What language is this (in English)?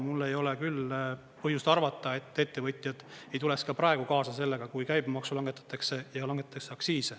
Estonian